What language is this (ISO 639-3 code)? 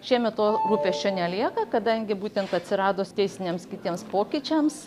lit